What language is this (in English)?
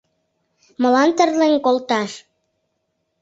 Mari